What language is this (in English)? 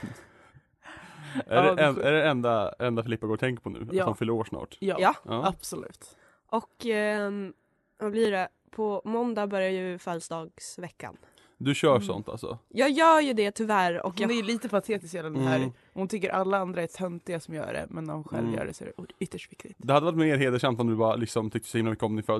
Swedish